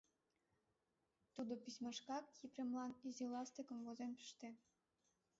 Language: Mari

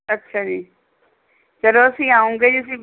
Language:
Punjabi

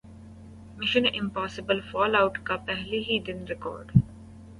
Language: Urdu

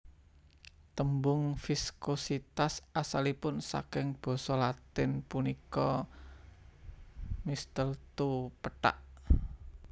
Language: Javanese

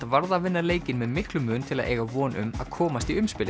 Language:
Icelandic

